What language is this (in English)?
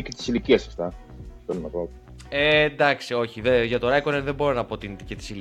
Greek